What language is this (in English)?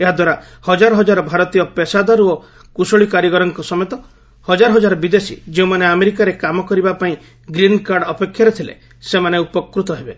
Odia